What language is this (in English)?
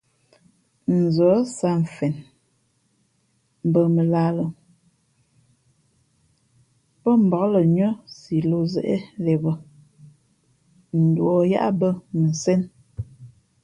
Fe'fe'